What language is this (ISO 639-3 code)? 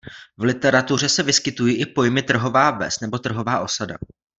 ces